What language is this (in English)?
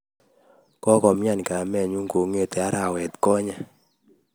Kalenjin